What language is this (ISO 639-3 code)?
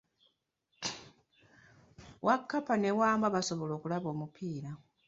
lug